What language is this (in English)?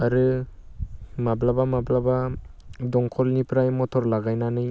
Bodo